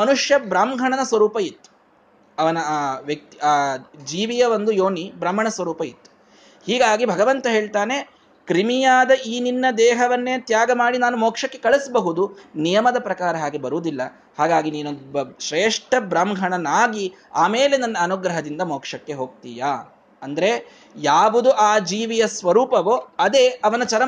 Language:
Kannada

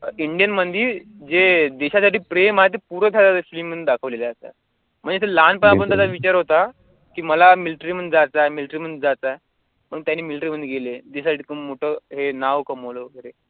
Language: Marathi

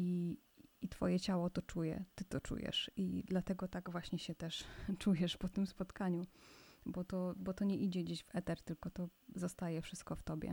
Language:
Polish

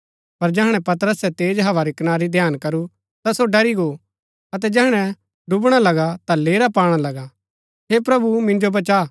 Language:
Gaddi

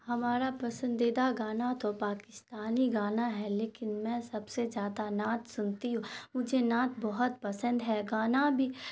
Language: Urdu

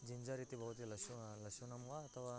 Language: Sanskrit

